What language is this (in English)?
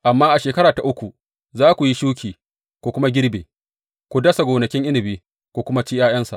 Hausa